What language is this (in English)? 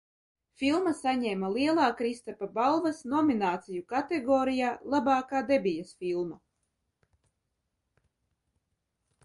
Latvian